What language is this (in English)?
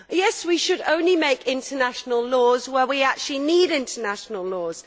English